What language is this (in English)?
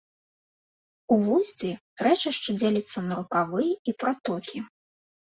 Belarusian